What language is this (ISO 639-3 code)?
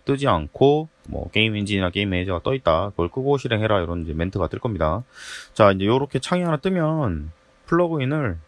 kor